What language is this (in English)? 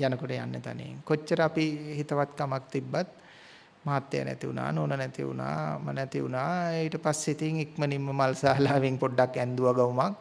Indonesian